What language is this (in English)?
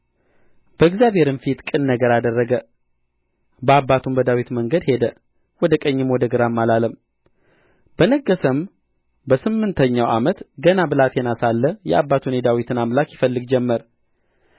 Amharic